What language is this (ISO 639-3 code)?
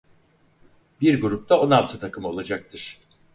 tur